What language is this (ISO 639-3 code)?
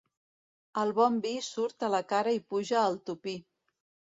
cat